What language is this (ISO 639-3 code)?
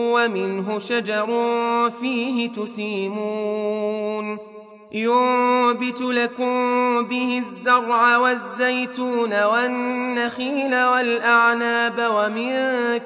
ara